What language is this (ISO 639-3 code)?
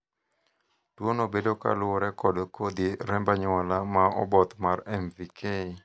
luo